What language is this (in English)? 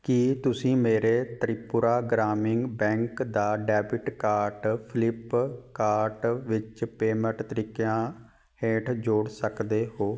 Punjabi